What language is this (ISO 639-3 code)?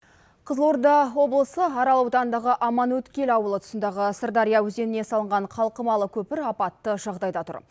kaz